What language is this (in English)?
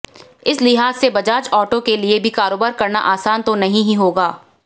Hindi